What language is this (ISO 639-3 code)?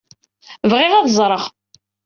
kab